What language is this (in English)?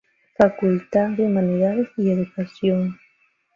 Spanish